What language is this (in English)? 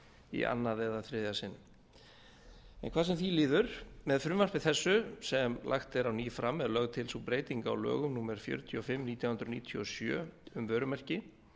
Icelandic